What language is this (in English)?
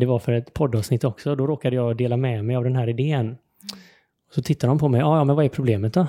Swedish